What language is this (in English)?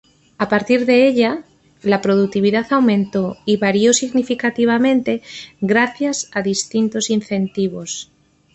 Spanish